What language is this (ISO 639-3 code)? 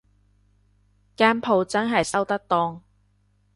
yue